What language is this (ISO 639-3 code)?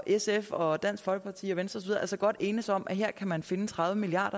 dan